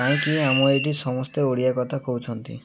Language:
Odia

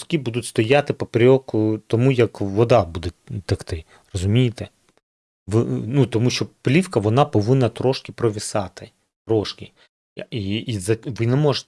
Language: Ukrainian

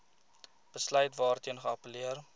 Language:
Afrikaans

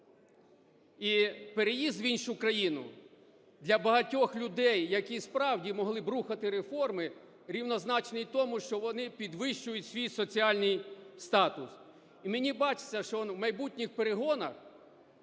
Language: Ukrainian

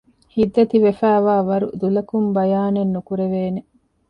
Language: Divehi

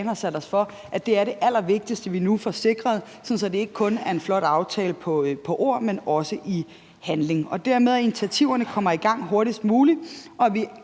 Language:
Danish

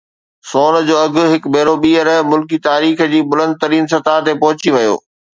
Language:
Sindhi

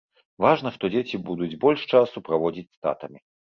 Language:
Belarusian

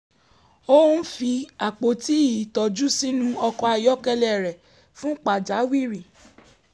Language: Yoruba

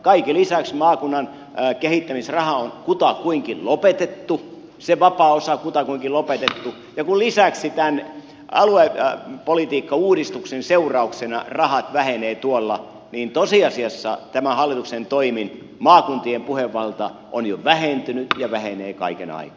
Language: Finnish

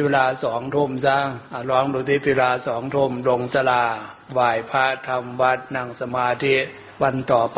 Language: Thai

